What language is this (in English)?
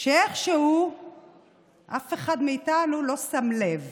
Hebrew